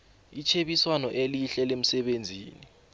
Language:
South Ndebele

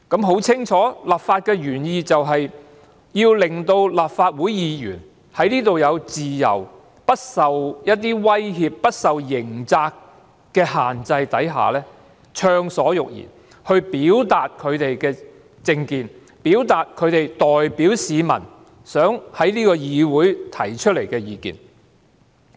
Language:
Cantonese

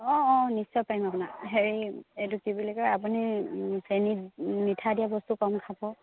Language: Assamese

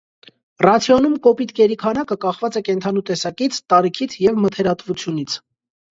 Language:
Armenian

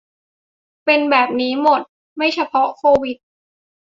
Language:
Thai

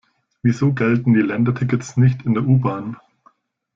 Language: German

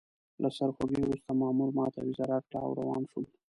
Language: Pashto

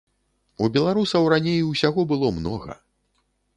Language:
Belarusian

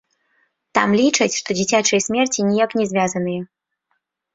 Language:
Belarusian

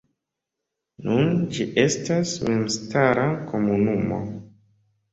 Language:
Esperanto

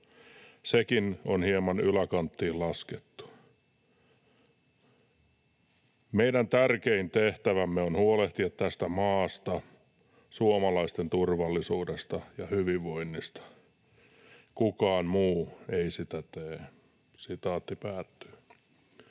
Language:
Finnish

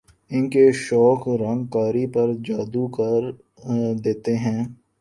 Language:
Urdu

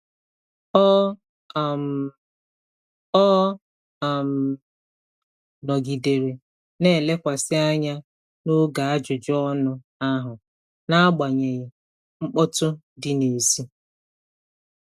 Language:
Igbo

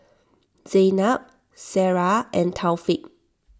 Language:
English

